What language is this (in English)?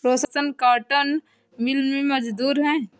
Hindi